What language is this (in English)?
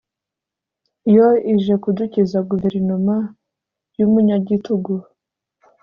Kinyarwanda